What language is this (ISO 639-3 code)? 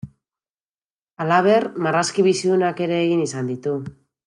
eus